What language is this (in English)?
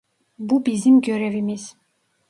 Turkish